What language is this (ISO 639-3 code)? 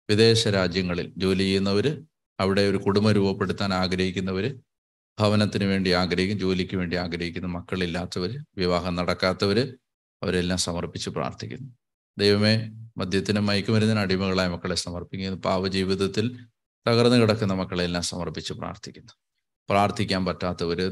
mal